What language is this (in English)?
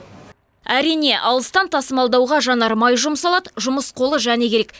Kazakh